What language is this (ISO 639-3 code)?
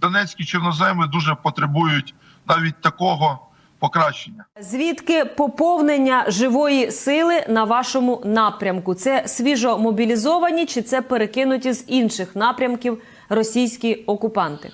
ukr